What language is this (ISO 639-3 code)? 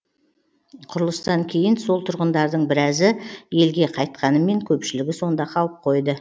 kaz